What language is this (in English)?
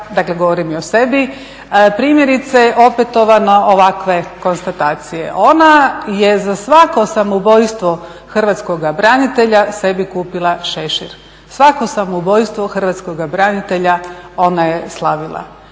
Croatian